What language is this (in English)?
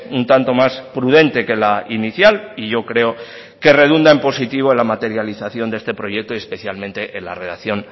Spanish